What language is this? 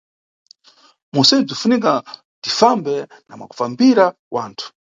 Nyungwe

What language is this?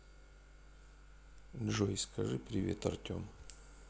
Russian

